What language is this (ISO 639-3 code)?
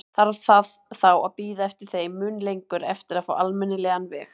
isl